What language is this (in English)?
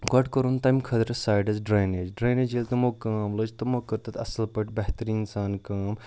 Kashmiri